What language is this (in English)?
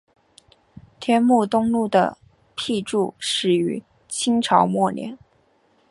Chinese